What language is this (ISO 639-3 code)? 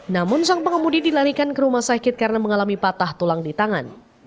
ind